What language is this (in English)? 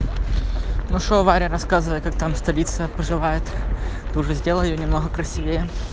Russian